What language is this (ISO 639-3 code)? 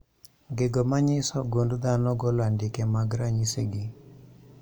luo